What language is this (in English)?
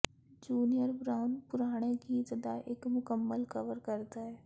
Punjabi